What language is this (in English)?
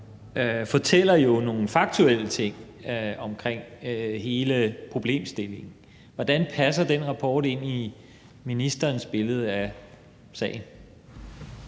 Danish